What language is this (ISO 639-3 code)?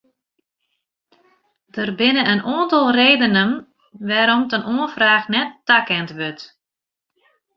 fry